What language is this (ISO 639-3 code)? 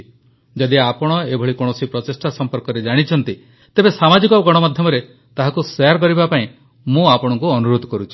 ori